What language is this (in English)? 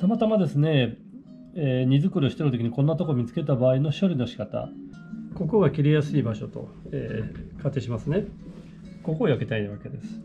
Japanese